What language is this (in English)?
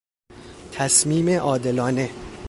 Persian